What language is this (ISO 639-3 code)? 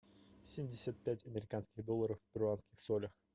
rus